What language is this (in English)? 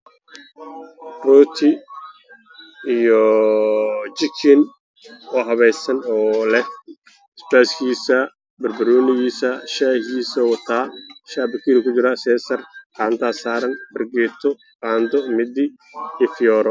Somali